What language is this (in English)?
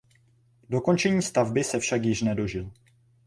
Czech